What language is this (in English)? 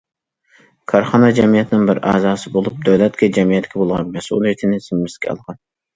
Uyghur